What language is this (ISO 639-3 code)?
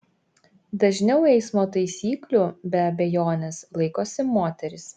lit